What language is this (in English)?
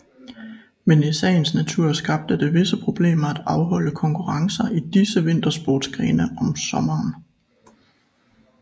Danish